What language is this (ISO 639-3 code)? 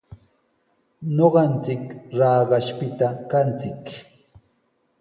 qws